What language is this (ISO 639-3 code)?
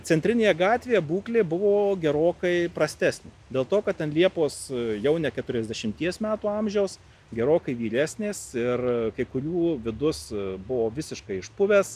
lit